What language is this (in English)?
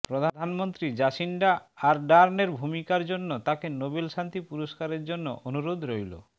Bangla